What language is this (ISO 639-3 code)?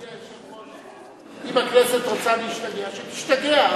heb